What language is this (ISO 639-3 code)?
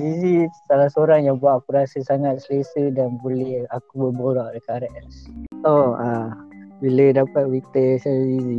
msa